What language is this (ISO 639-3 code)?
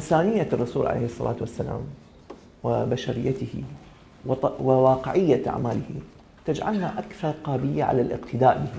ara